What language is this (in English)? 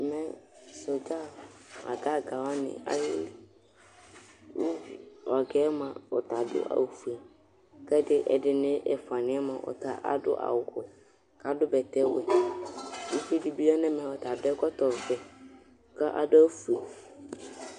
Ikposo